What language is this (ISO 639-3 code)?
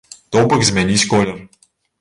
bel